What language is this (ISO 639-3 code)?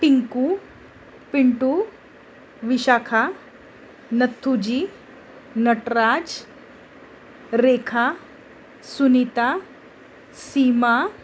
mar